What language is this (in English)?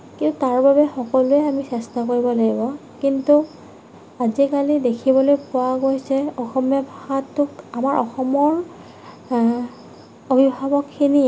Assamese